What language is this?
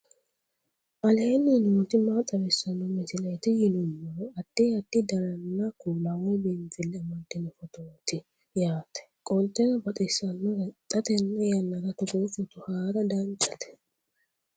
Sidamo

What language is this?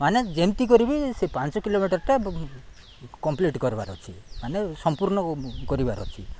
Odia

